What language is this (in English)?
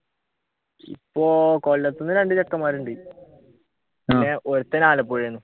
Malayalam